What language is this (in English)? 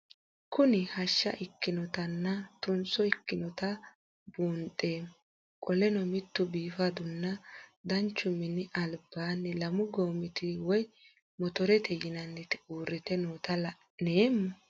Sidamo